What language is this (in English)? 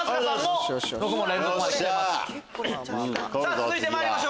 Japanese